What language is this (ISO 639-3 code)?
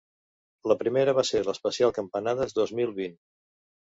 cat